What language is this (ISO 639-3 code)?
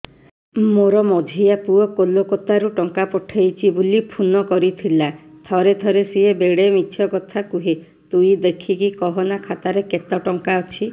ori